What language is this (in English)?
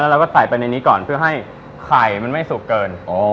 Thai